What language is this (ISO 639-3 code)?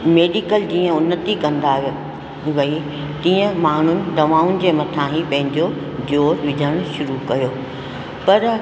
snd